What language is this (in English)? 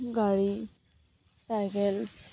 Assamese